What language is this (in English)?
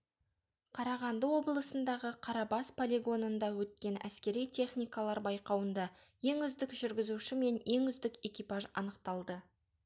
Kazakh